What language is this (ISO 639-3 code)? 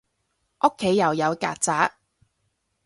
yue